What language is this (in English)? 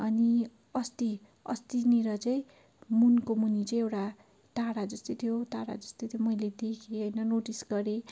Nepali